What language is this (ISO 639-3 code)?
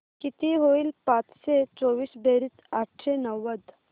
mar